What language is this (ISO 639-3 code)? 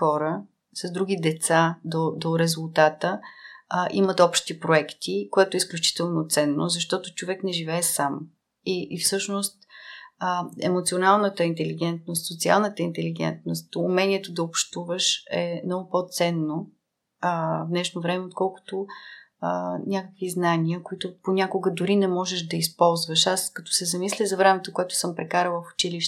bul